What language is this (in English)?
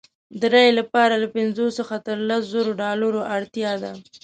Pashto